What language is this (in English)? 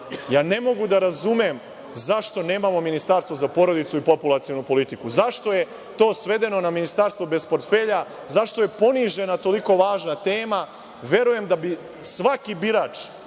Serbian